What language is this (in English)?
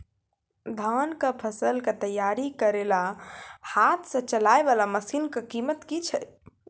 Maithili